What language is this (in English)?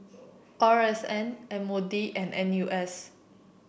English